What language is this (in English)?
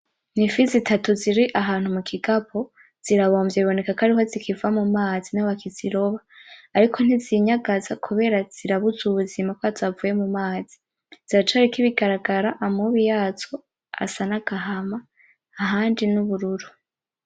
Rundi